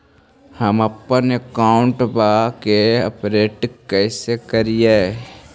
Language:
Magahi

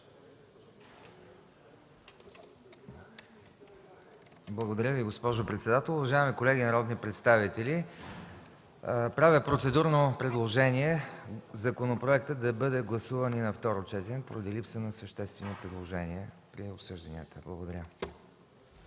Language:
Bulgarian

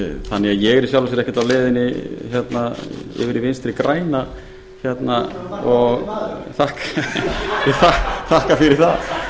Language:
Icelandic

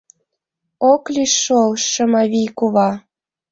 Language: Mari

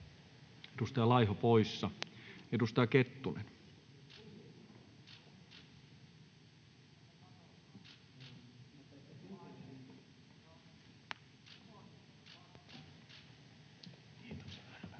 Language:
Finnish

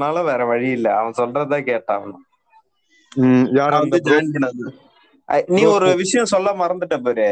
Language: Tamil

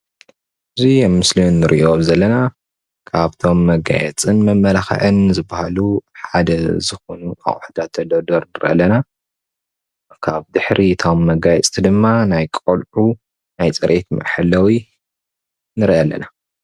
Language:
Tigrinya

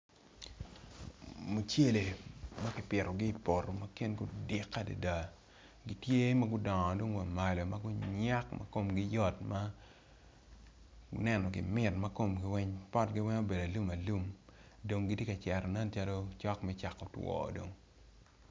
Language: Acoli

